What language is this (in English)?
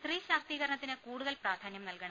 Malayalam